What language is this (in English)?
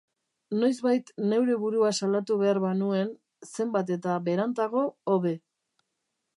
Basque